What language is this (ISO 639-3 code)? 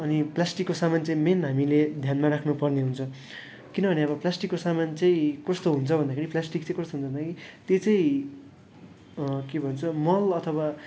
nep